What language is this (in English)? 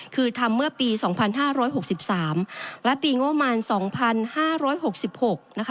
Thai